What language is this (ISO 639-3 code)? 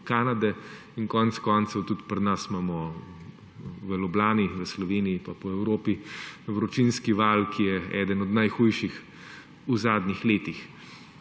slv